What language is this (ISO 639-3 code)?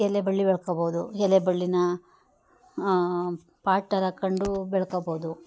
kan